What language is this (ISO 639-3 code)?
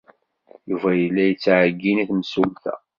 kab